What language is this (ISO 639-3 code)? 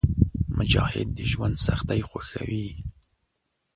pus